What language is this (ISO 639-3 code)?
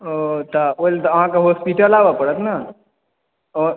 mai